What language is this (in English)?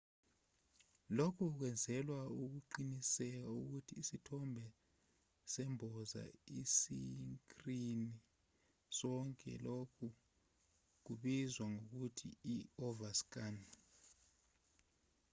Zulu